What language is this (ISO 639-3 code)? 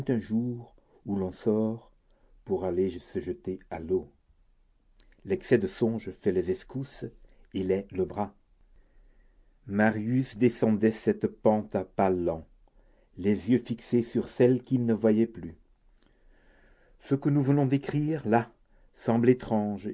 fra